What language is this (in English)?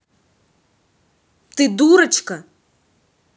Russian